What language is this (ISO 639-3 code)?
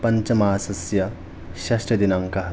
san